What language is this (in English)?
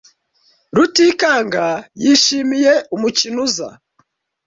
Kinyarwanda